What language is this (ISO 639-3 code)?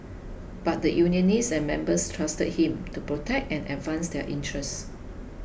eng